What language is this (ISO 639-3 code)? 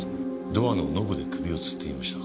jpn